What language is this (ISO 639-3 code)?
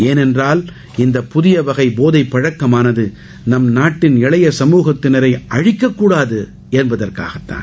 tam